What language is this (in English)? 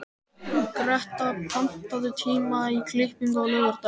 Icelandic